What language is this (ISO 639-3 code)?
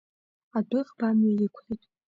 abk